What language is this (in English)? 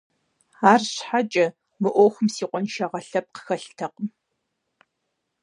Kabardian